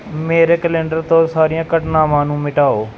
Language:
Punjabi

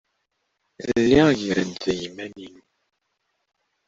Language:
Kabyle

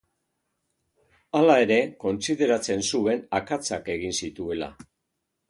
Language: Basque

